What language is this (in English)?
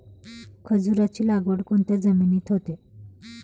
Marathi